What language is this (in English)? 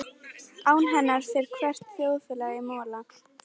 Icelandic